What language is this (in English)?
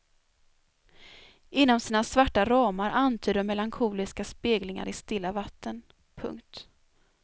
Swedish